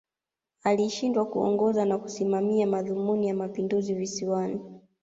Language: Swahili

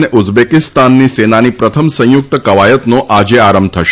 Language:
Gujarati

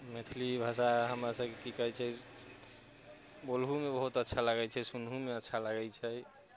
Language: Maithili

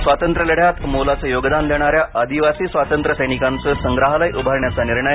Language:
Marathi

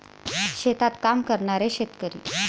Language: Marathi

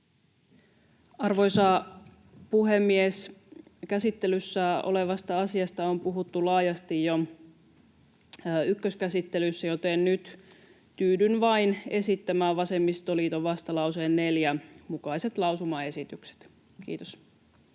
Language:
Finnish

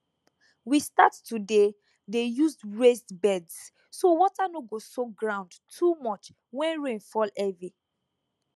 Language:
Nigerian Pidgin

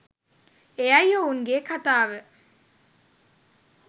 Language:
Sinhala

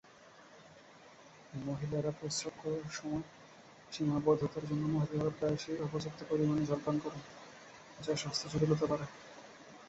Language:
Bangla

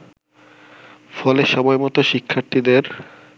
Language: Bangla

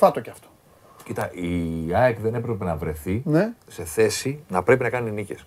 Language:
Greek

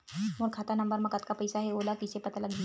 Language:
Chhattisgarhi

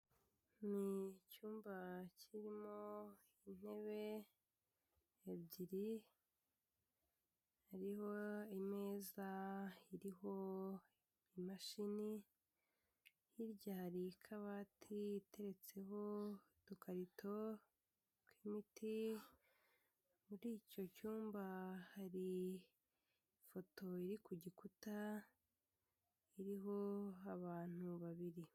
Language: Kinyarwanda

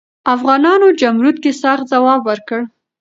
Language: Pashto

